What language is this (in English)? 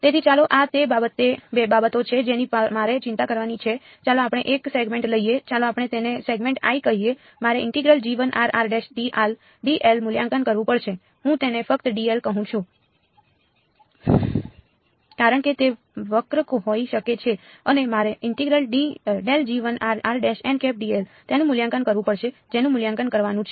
Gujarati